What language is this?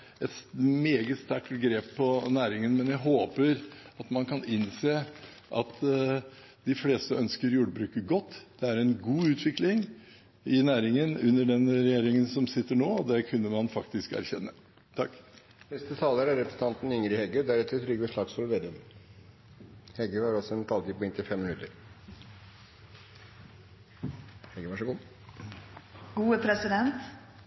Norwegian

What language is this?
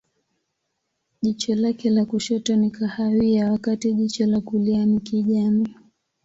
Swahili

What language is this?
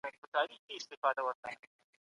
Pashto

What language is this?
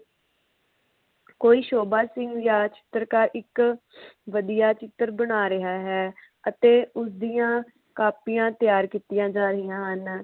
Punjabi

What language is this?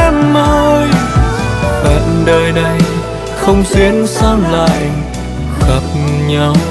Vietnamese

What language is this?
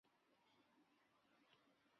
Chinese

